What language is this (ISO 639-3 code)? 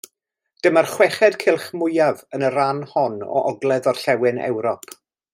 cym